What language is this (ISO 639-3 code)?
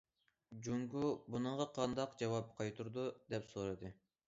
uig